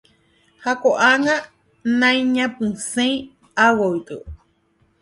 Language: Guarani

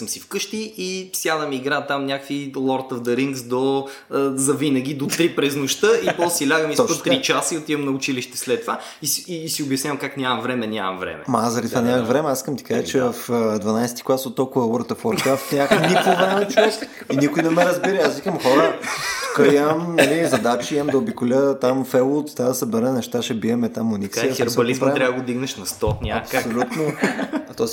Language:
Bulgarian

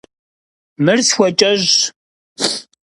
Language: Kabardian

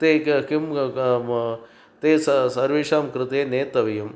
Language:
Sanskrit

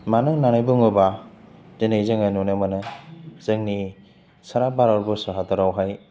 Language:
Bodo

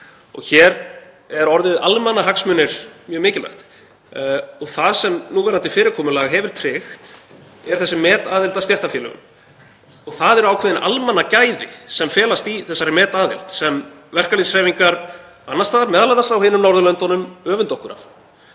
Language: Icelandic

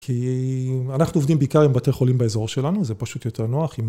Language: Hebrew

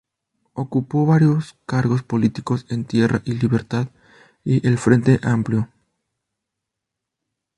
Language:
Spanish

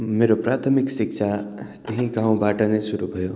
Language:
Nepali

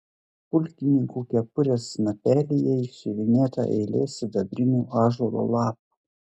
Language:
Lithuanian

